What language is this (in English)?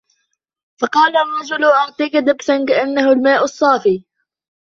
Arabic